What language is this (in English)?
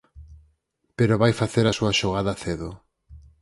Galician